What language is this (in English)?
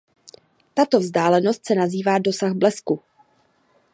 Czech